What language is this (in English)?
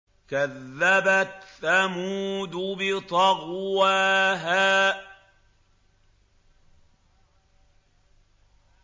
Arabic